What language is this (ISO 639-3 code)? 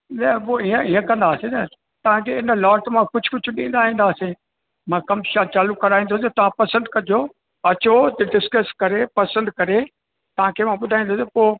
snd